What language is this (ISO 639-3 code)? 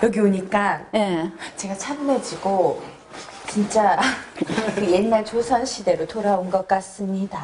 kor